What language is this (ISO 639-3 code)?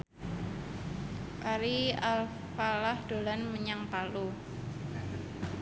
jav